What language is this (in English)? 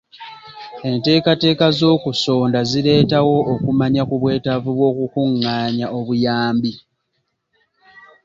Ganda